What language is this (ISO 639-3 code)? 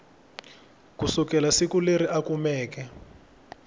tso